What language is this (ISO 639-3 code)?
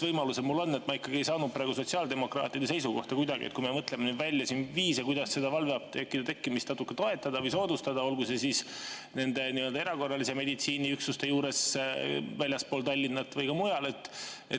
est